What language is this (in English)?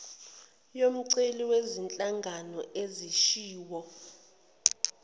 Zulu